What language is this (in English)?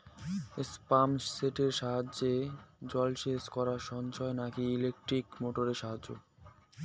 Bangla